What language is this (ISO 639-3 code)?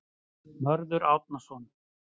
isl